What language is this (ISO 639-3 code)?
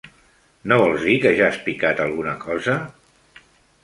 cat